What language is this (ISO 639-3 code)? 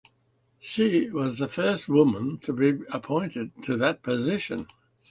eng